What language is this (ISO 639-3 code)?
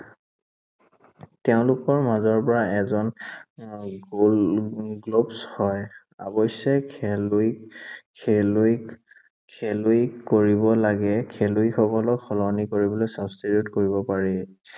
asm